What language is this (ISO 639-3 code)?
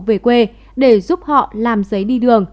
vie